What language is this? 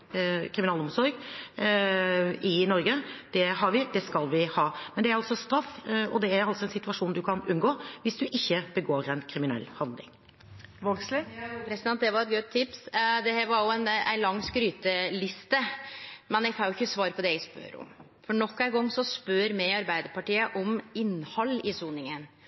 Norwegian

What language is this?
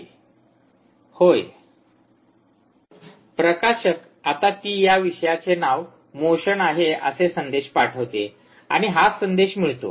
Marathi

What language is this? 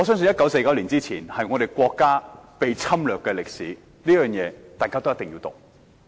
Cantonese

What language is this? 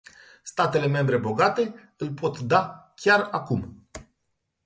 Romanian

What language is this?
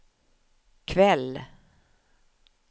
Swedish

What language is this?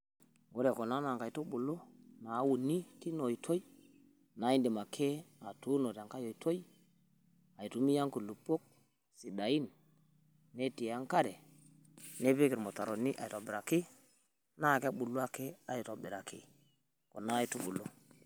Masai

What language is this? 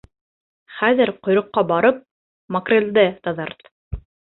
Bashkir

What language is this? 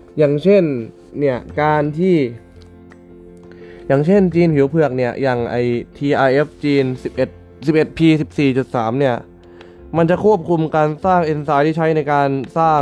Thai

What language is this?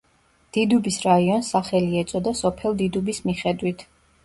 Georgian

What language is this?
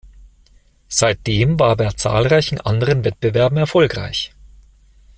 German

